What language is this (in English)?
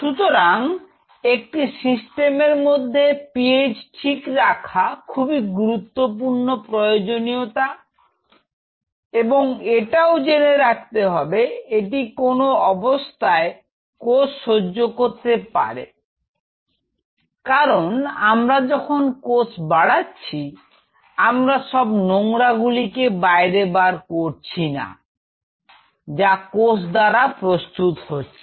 Bangla